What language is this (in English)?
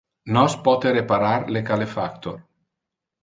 Interlingua